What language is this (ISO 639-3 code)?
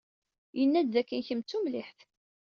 kab